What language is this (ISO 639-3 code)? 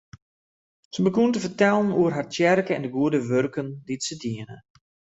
fry